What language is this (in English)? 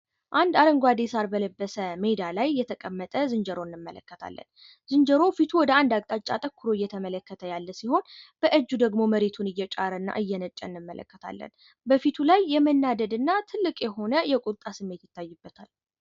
Amharic